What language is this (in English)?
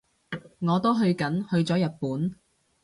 Cantonese